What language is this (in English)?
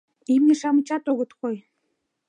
Mari